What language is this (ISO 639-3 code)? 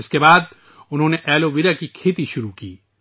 urd